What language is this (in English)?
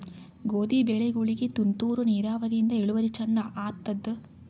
Kannada